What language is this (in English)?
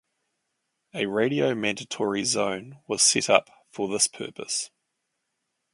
English